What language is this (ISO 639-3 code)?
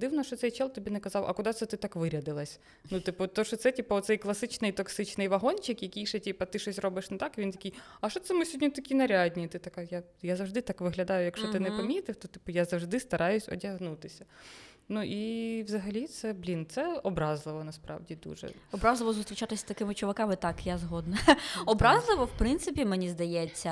ukr